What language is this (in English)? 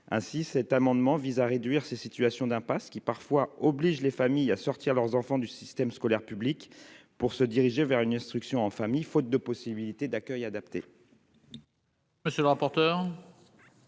French